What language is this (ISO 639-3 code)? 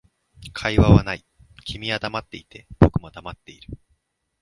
jpn